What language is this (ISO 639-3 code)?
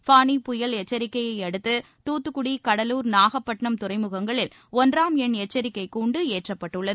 tam